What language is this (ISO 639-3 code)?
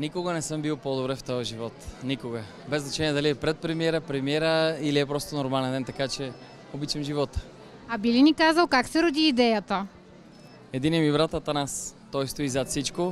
bul